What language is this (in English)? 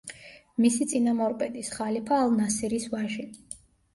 Georgian